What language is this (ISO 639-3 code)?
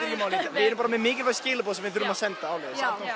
isl